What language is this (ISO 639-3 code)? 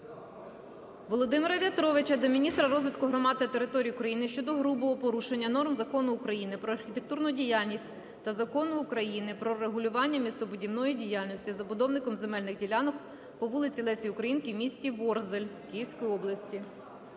ukr